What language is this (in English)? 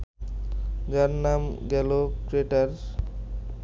Bangla